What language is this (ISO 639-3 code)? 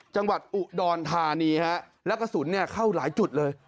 tha